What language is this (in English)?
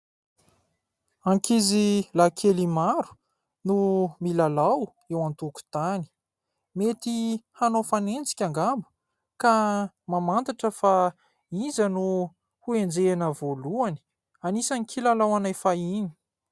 Malagasy